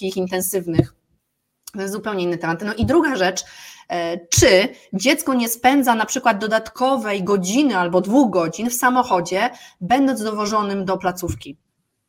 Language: Polish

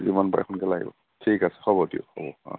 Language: Assamese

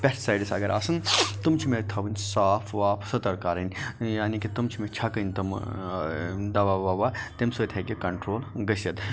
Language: Kashmiri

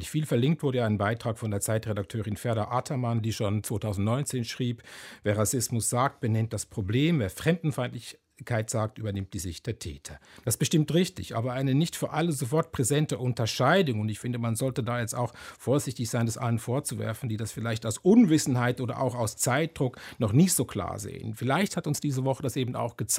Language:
German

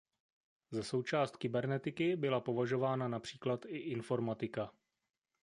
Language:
Czech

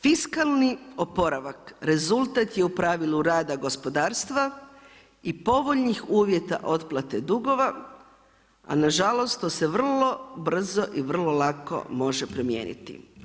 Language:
Croatian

